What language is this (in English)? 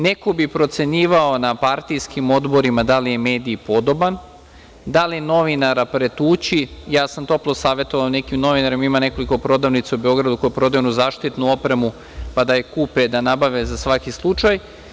Serbian